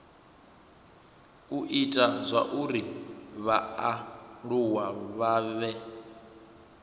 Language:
Venda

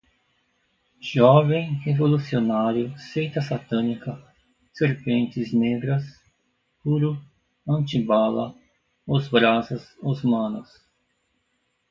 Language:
Portuguese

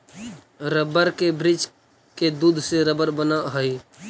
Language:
Magahi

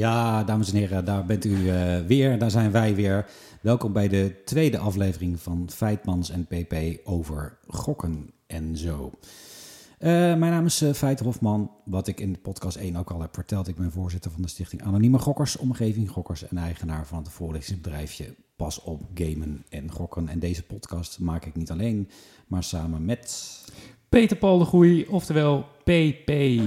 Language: Dutch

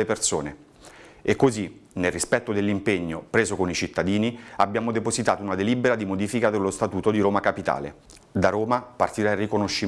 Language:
Italian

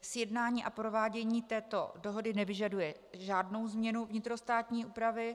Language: Czech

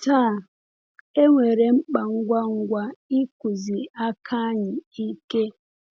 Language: Igbo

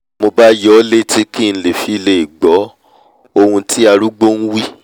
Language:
Yoruba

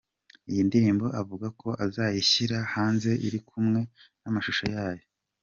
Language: Kinyarwanda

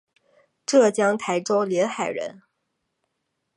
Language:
Chinese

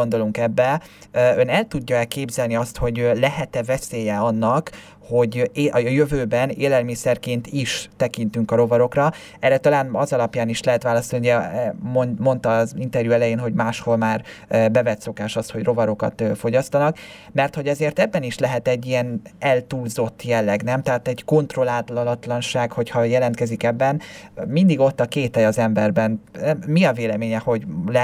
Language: Hungarian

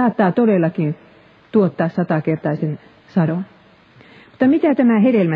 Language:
Finnish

